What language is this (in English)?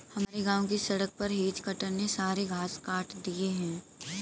Hindi